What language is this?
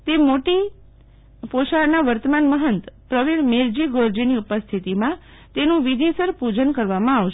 Gujarati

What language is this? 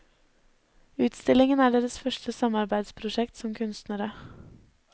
Norwegian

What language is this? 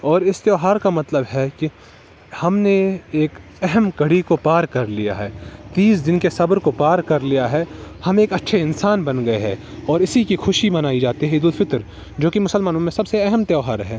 Urdu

